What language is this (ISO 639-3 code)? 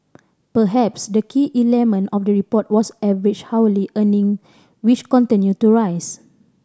eng